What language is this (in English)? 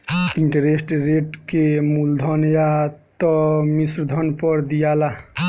Bhojpuri